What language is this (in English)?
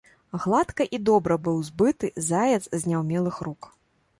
Belarusian